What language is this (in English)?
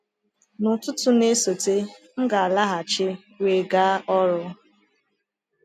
Igbo